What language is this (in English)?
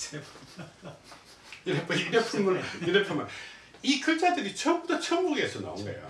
Korean